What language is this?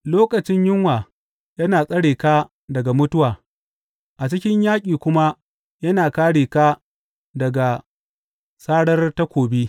Hausa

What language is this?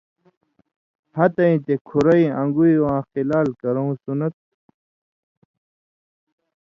Indus Kohistani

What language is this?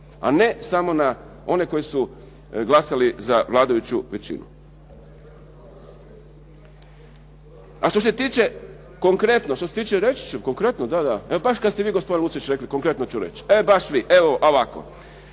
Croatian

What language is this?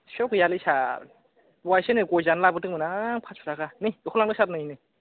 Bodo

